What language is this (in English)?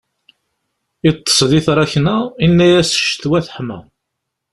Kabyle